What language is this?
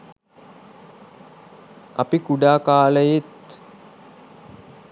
Sinhala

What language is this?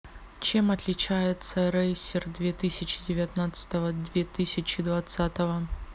Russian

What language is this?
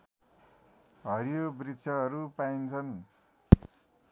Nepali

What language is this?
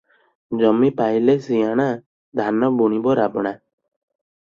Odia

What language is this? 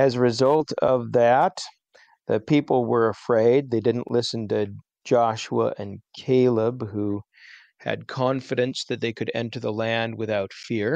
English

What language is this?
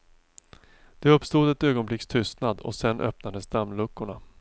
Swedish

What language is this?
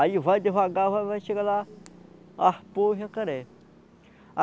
Portuguese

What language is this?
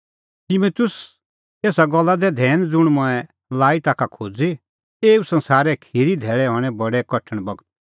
Kullu Pahari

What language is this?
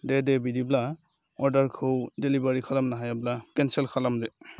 Bodo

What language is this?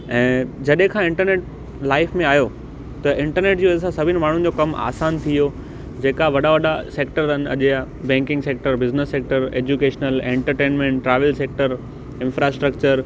Sindhi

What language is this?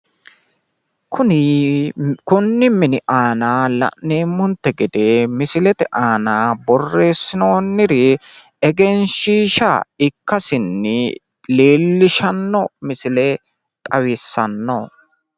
Sidamo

